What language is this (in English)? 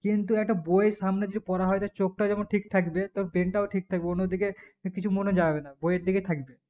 Bangla